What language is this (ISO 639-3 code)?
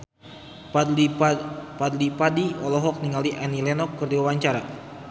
sun